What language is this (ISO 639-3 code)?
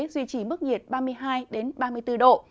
vie